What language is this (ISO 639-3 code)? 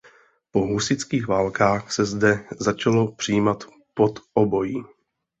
ces